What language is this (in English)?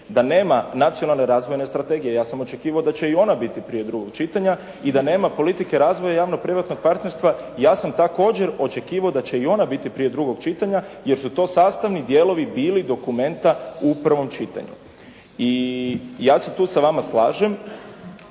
Croatian